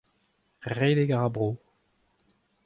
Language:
Breton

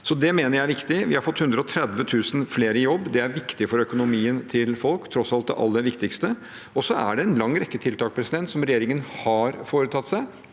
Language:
Norwegian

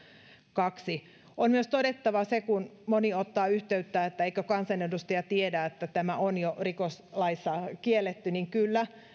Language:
Finnish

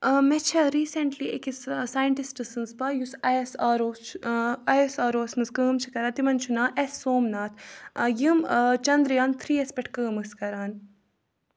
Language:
Kashmiri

